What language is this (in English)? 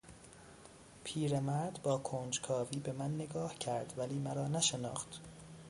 Persian